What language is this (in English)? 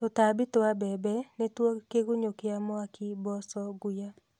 Kikuyu